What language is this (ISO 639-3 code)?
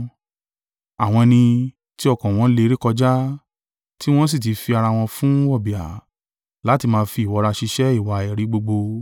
yor